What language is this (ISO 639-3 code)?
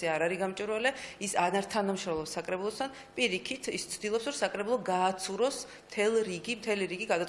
fra